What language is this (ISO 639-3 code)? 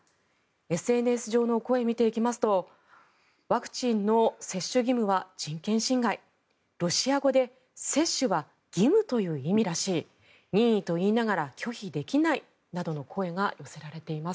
jpn